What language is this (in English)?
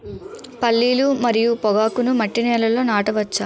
Telugu